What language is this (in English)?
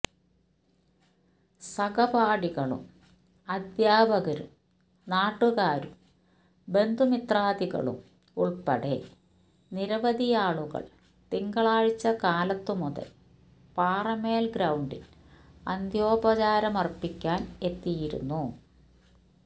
Malayalam